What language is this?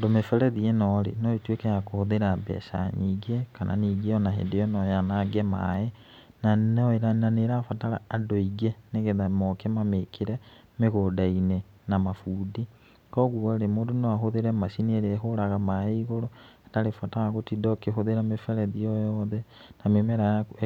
Kikuyu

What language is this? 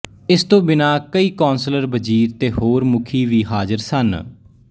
Punjabi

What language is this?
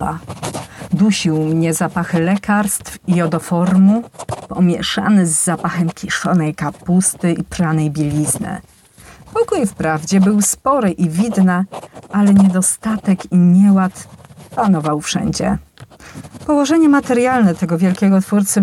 Polish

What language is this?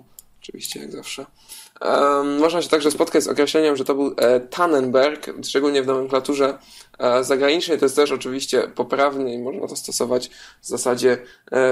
Polish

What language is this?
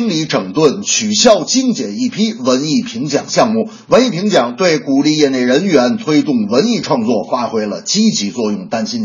Chinese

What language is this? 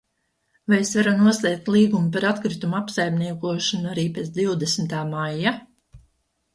Latvian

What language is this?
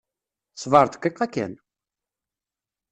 Kabyle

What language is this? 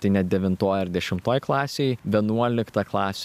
Lithuanian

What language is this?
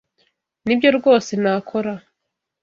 Kinyarwanda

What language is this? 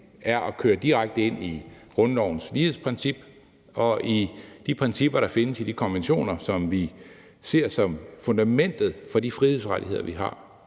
Danish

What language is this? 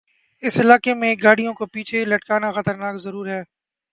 Urdu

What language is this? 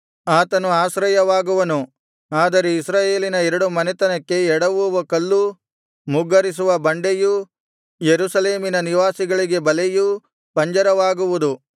Kannada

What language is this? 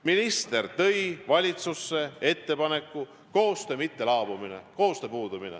Estonian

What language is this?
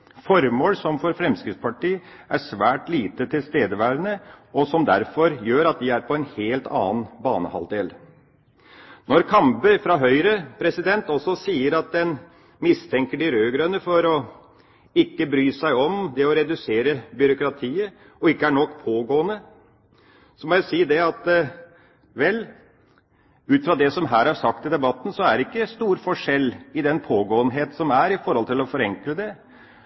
Norwegian Bokmål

